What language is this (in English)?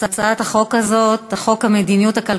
Hebrew